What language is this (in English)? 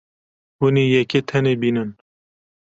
Kurdish